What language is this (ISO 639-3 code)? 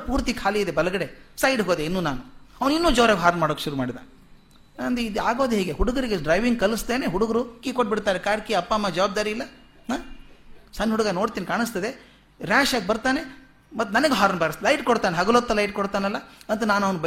kan